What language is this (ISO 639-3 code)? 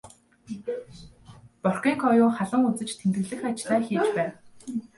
mon